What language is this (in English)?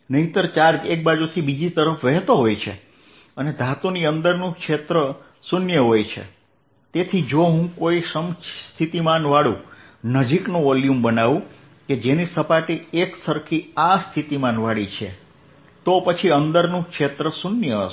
Gujarati